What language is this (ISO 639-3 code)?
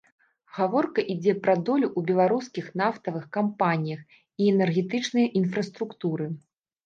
bel